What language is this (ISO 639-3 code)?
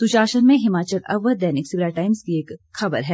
hin